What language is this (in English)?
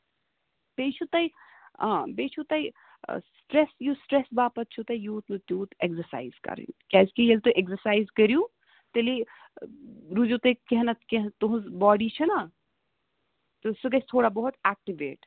Kashmiri